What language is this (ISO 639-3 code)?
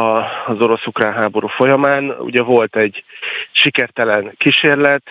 hun